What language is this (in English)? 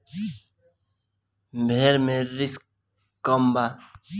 Bhojpuri